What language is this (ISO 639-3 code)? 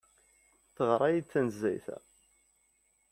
kab